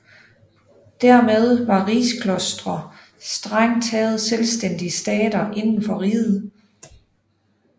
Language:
Danish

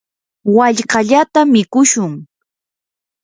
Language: Yanahuanca Pasco Quechua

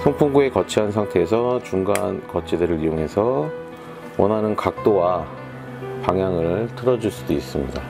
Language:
Korean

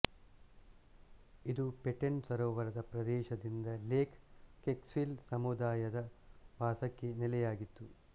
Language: Kannada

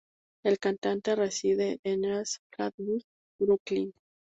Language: Spanish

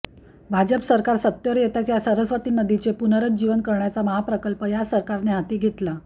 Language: Marathi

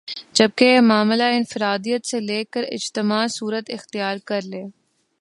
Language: Urdu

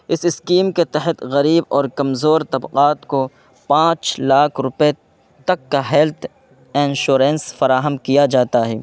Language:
Urdu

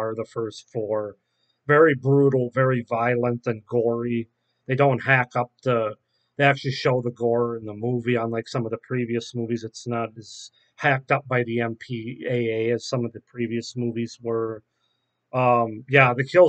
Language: English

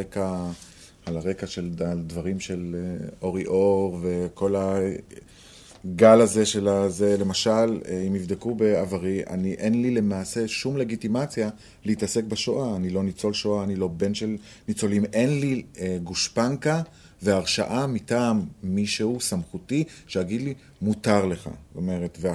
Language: Hebrew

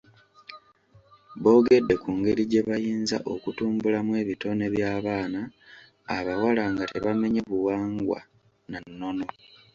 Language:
Ganda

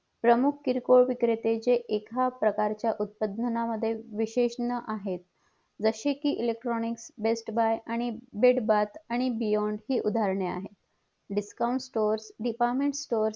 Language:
Marathi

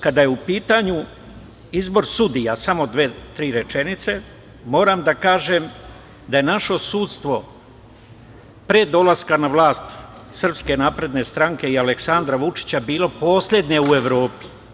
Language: Serbian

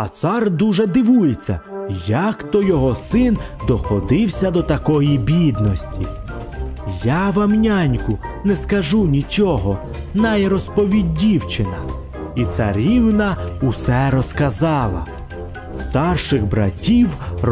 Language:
Ukrainian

